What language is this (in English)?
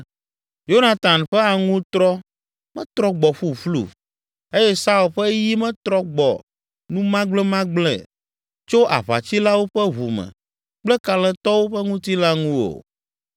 Ewe